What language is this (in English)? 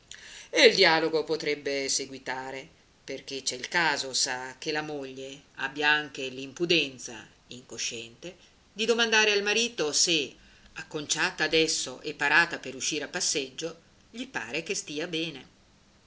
Italian